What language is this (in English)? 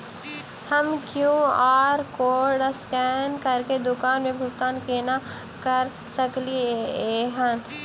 Maithili